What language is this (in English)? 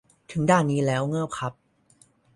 Thai